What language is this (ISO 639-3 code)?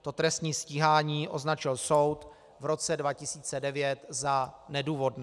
ces